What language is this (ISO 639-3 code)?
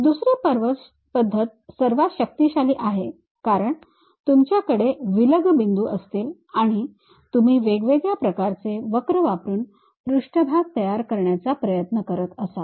mar